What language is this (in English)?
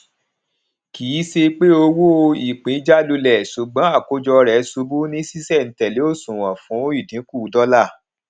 Yoruba